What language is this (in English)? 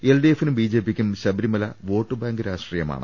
Malayalam